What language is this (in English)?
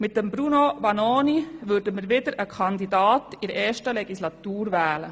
Swiss German